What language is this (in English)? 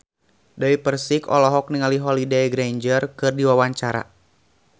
Sundanese